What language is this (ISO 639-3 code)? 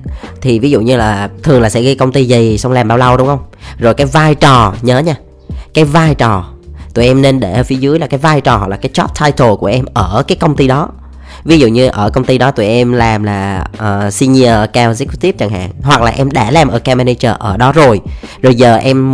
vie